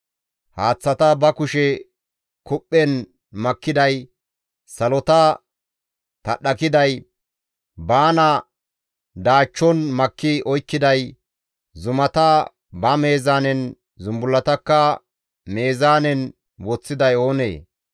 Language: Gamo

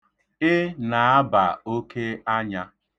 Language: Igbo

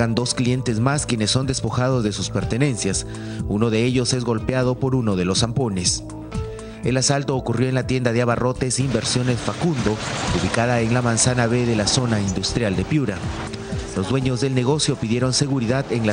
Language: Spanish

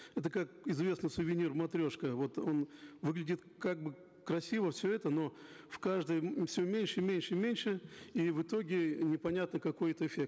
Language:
Kazakh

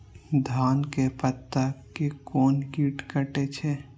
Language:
Maithili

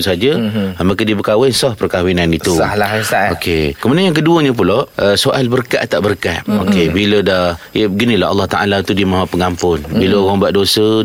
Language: Malay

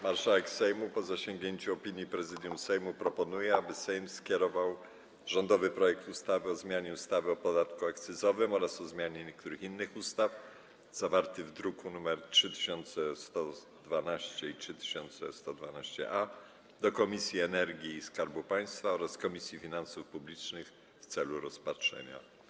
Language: Polish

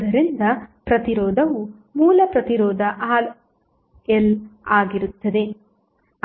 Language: Kannada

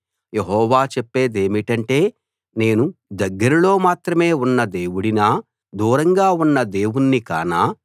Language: Telugu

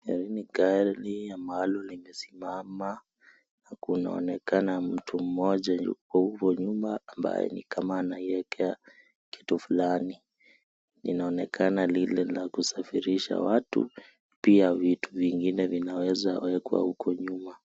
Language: Swahili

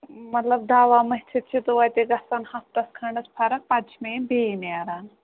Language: Kashmiri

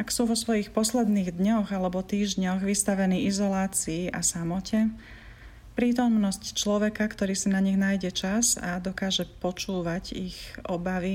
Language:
Slovak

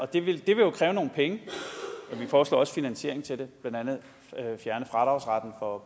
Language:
Danish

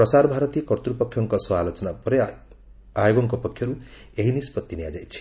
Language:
Odia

